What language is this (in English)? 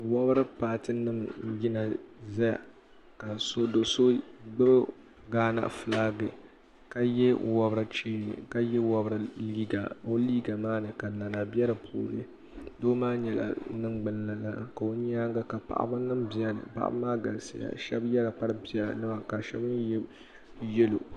Dagbani